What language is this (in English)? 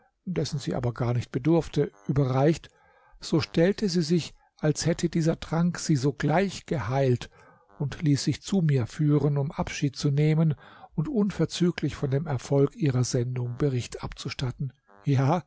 German